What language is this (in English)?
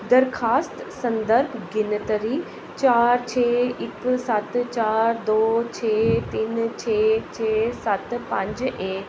Dogri